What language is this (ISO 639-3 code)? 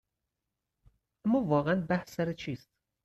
fas